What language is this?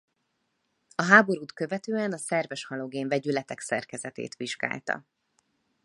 Hungarian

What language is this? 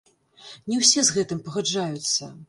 Belarusian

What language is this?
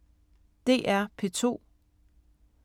Danish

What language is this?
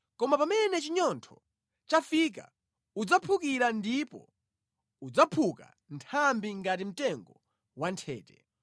Nyanja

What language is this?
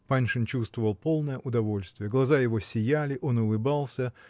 Russian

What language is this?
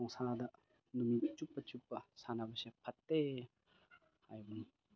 Manipuri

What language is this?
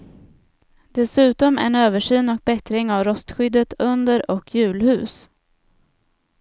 Swedish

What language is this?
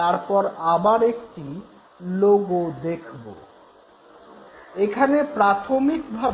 Bangla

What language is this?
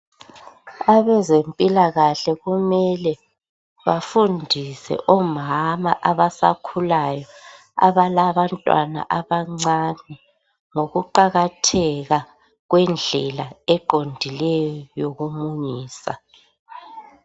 North Ndebele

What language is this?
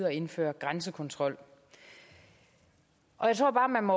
Danish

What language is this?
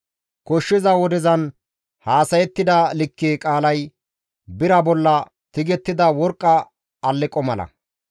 Gamo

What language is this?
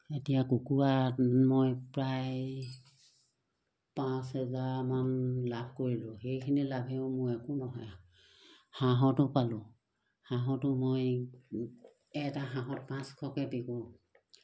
Assamese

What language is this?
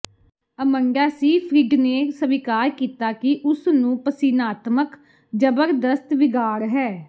Punjabi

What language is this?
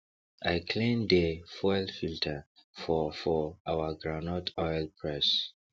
Nigerian Pidgin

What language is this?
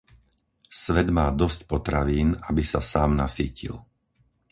Slovak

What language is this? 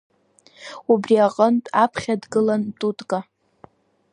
Abkhazian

